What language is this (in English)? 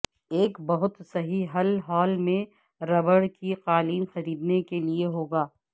Urdu